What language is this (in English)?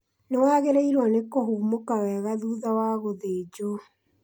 Kikuyu